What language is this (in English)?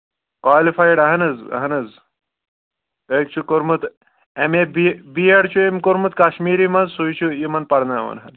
Kashmiri